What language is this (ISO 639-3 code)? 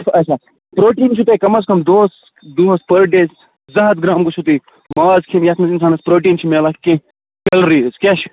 kas